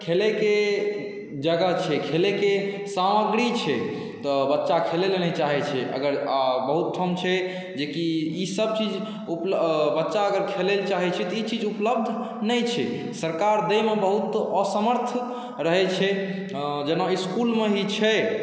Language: Maithili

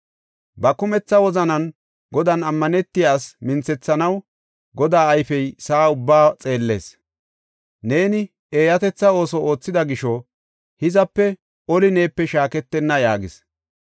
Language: Gofa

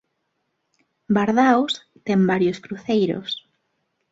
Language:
Galician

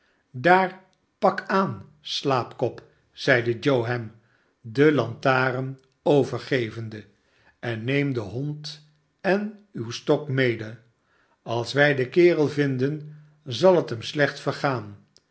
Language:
Dutch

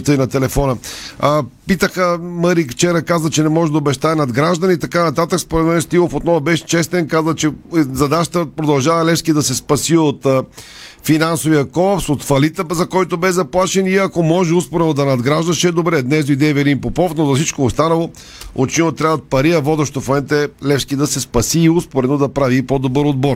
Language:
Bulgarian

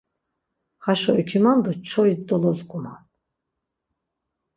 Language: Laz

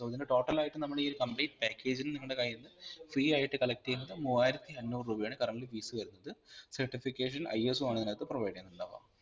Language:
Malayalam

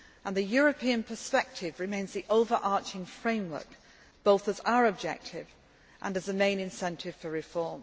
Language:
English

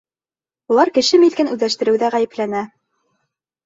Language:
Bashkir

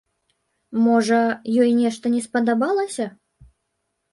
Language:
Belarusian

